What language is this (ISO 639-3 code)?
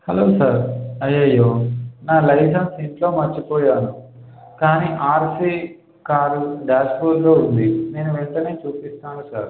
tel